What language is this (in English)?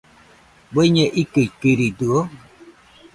Nüpode Huitoto